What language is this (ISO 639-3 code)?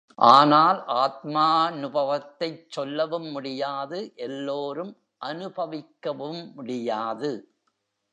tam